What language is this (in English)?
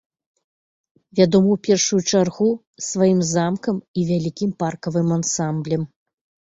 Belarusian